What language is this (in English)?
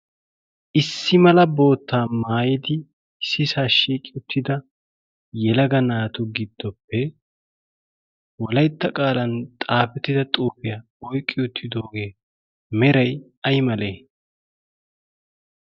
Wolaytta